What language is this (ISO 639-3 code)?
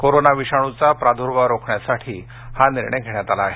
mar